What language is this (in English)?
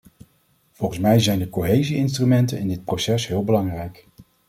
Dutch